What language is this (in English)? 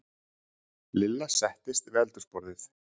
Icelandic